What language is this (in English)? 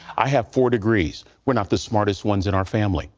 English